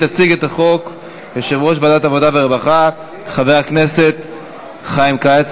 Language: Hebrew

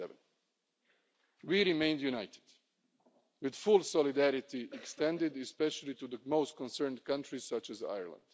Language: English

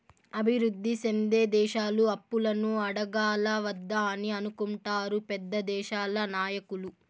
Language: Telugu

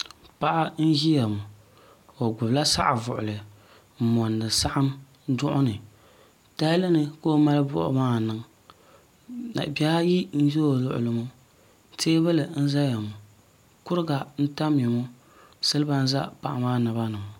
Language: Dagbani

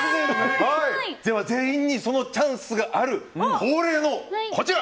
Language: Japanese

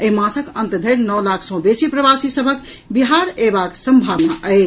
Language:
Maithili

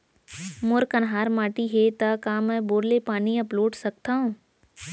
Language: Chhattisgarhi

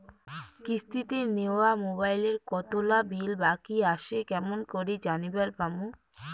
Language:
Bangla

